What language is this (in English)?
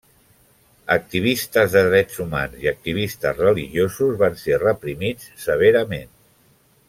Catalan